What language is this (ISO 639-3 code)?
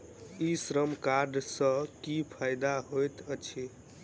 mai